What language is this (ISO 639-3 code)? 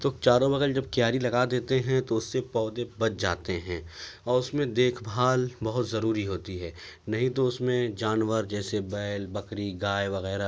urd